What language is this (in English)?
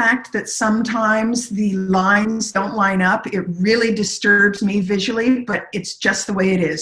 English